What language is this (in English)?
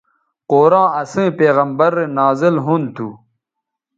Bateri